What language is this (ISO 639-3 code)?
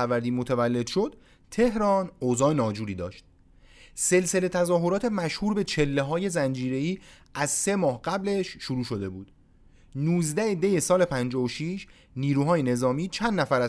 fas